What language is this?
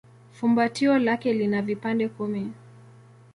Swahili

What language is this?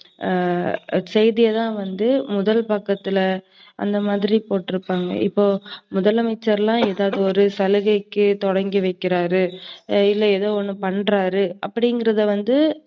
Tamil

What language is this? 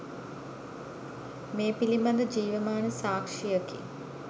Sinhala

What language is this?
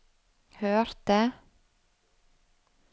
Norwegian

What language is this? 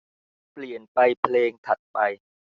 Thai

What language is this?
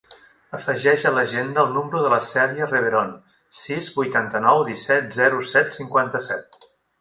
Catalan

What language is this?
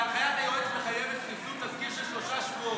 Hebrew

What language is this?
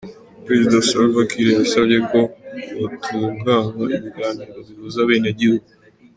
Kinyarwanda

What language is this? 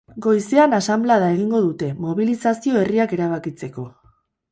Basque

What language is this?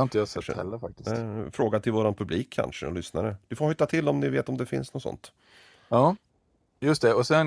Swedish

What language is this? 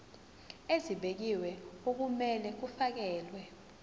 Zulu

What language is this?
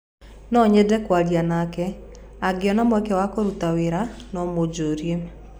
Kikuyu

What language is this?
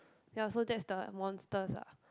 English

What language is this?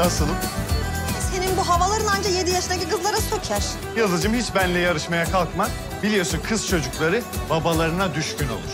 Turkish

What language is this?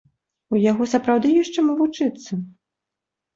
Belarusian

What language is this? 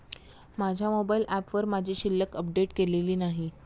Marathi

